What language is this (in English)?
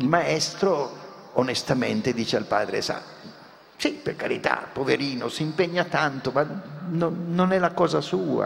Italian